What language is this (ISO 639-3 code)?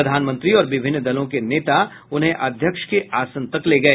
hin